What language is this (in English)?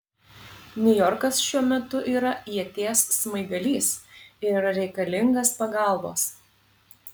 Lithuanian